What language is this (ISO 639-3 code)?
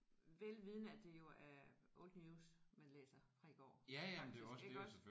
dan